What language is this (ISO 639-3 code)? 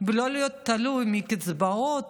heb